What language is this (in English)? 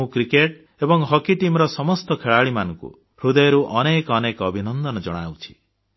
Odia